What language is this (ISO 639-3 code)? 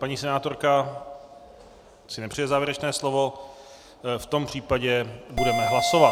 ces